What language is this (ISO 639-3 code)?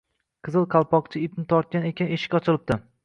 uzb